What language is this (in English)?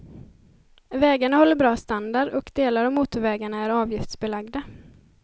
Swedish